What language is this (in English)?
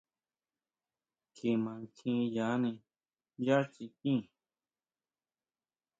Huautla Mazatec